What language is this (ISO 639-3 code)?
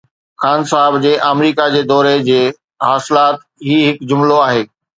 snd